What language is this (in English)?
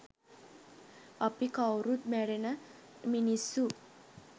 Sinhala